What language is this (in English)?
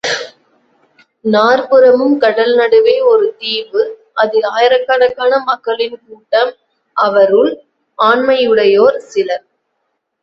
Tamil